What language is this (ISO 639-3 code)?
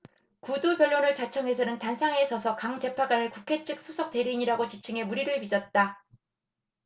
kor